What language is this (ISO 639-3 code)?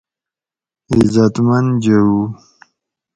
gwc